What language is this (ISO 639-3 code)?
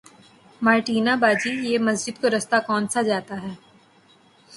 urd